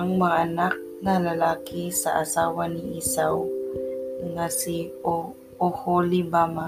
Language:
Filipino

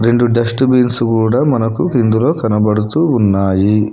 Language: Telugu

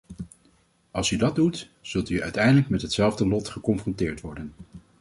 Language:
Dutch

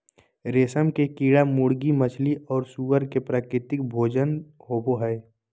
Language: Magahi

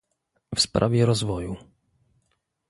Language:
Polish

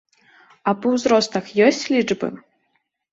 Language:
Belarusian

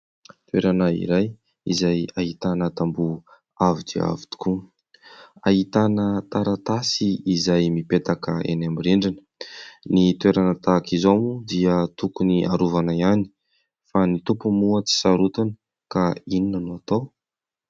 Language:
Malagasy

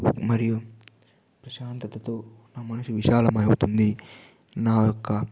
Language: Telugu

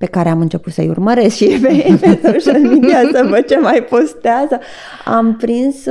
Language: Romanian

